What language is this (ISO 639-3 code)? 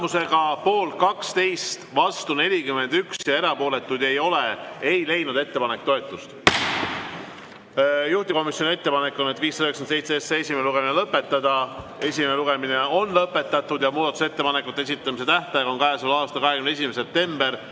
est